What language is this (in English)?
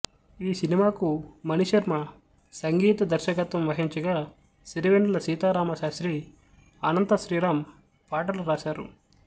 Telugu